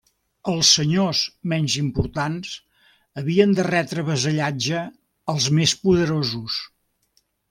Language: Catalan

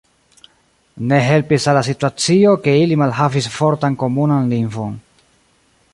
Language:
Esperanto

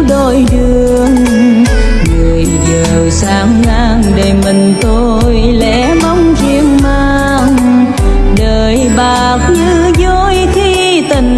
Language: Vietnamese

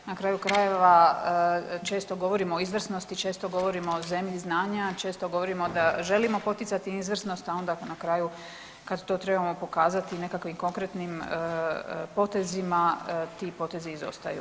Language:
Croatian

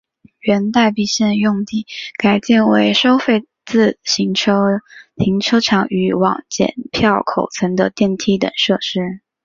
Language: Chinese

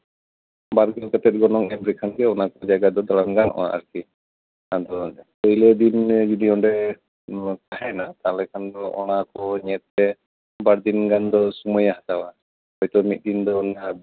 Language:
Santali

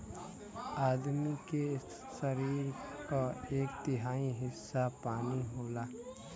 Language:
Bhojpuri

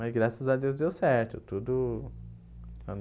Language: Portuguese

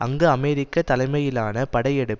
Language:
Tamil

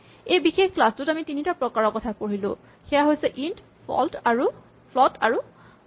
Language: Assamese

